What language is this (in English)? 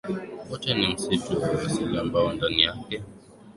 Swahili